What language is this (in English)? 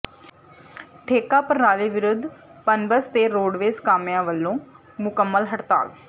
Punjabi